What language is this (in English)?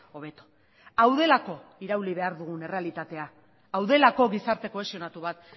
Basque